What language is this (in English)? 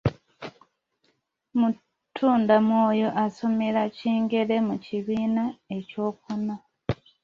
Ganda